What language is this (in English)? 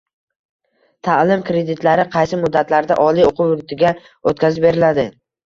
Uzbek